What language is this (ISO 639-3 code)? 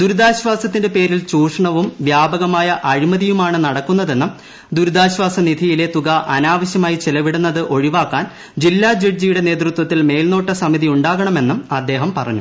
mal